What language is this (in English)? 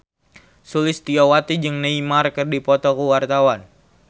Sundanese